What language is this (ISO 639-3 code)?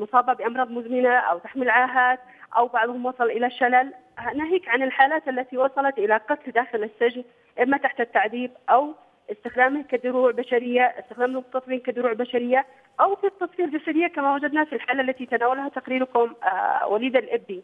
ara